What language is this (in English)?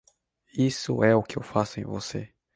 Portuguese